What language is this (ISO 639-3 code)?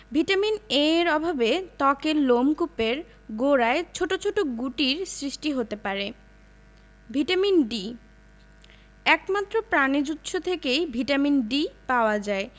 ben